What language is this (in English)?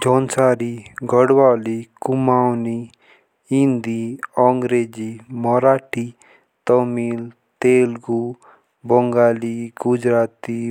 Jaunsari